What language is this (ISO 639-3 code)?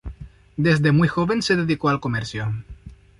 spa